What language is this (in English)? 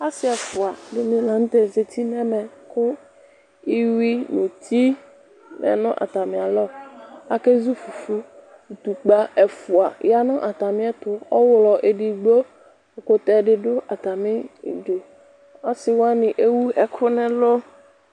Ikposo